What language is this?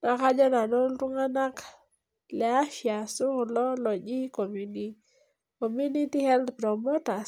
Masai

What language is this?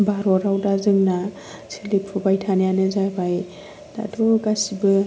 Bodo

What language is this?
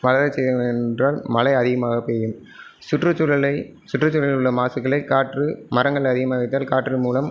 Tamil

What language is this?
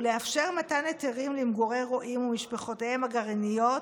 Hebrew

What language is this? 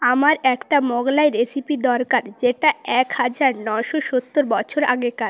Bangla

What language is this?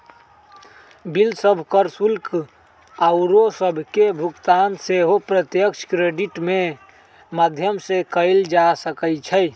Magahi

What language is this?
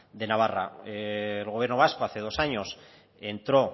Spanish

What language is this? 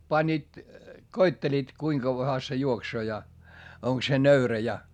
Finnish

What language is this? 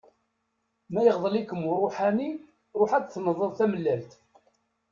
Kabyle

